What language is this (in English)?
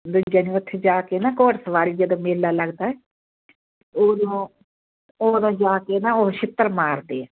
Punjabi